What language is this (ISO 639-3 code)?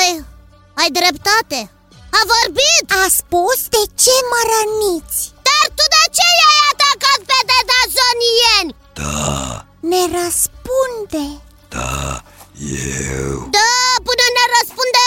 ron